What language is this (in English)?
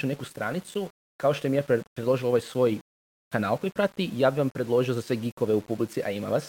Croatian